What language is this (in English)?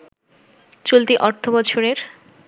Bangla